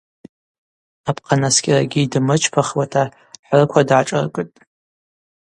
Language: Abaza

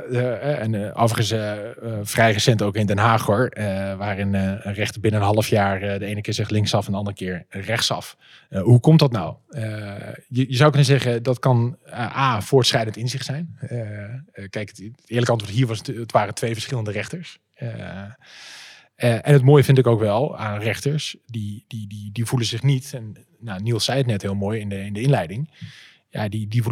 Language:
Dutch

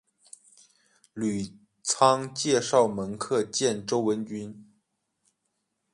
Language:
Chinese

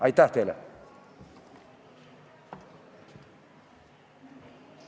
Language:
Estonian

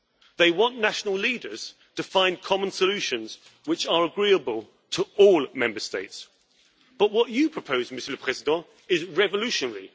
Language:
English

